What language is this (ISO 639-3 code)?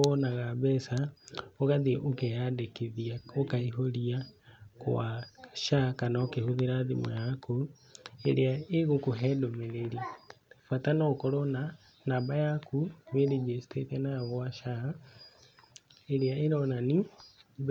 kik